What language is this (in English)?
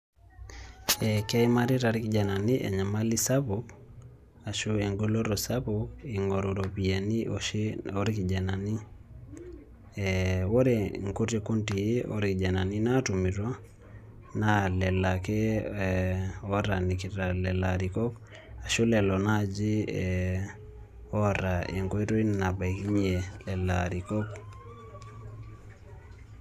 Masai